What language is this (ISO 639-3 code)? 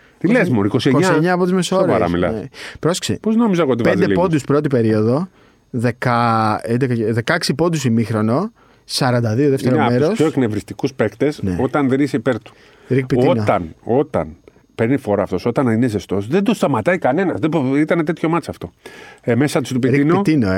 ell